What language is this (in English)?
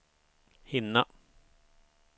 Swedish